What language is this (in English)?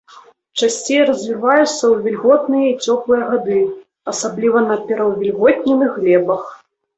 Belarusian